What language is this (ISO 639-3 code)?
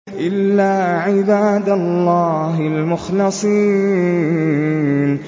ara